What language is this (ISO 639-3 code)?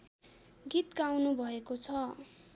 nep